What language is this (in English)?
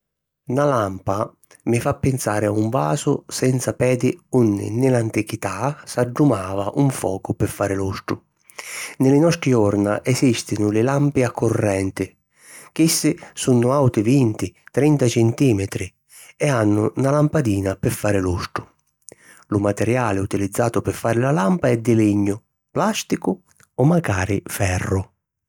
Sicilian